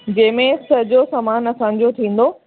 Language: Sindhi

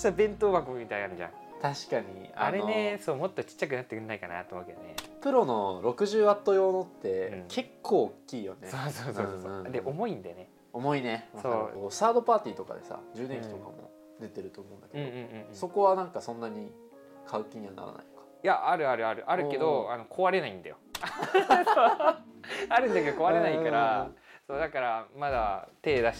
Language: Japanese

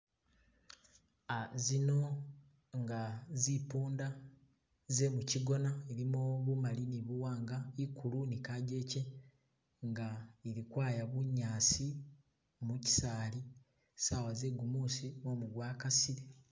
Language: Masaaba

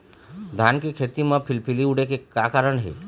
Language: Chhattisgarhi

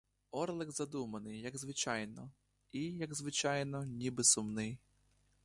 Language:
Ukrainian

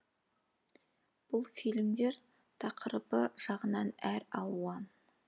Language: Kazakh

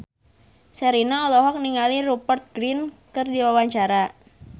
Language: Sundanese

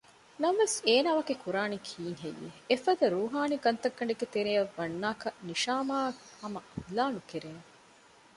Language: Divehi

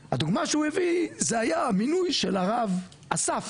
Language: Hebrew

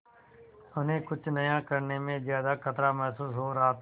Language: Hindi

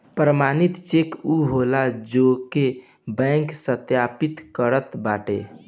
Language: Bhojpuri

